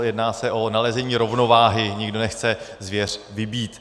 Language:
Czech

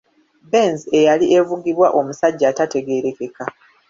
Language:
Ganda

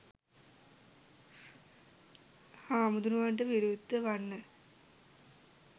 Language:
Sinhala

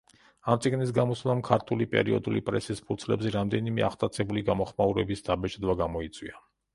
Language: Georgian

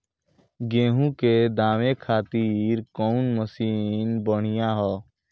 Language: Bhojpuri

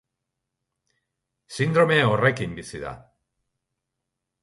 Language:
Basque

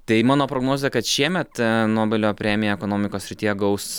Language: Lithuanian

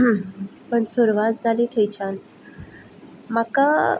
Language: Konkani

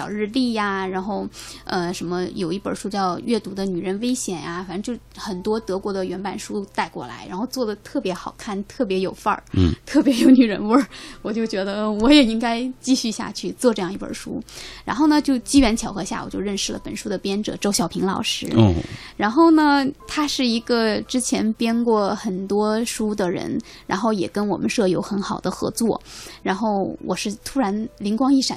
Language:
Chinese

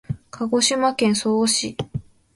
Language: Japanese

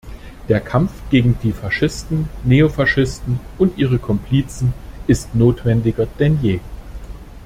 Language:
German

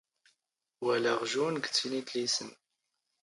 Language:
Standard Moroccan Tamazight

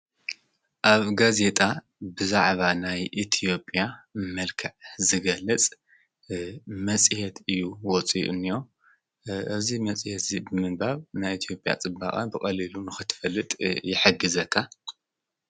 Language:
Tigrinya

